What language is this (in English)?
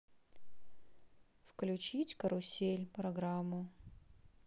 Russian